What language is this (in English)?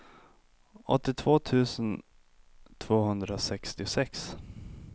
Swedish